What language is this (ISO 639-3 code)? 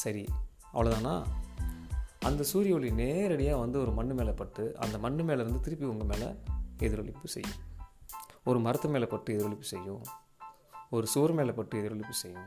tam